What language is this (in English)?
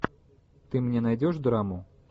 Russian